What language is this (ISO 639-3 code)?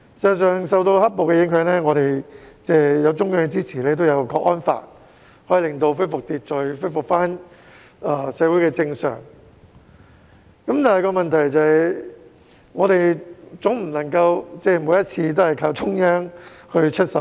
yue